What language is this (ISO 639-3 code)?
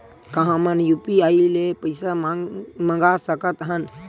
hne